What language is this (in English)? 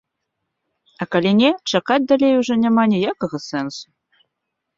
Belarusian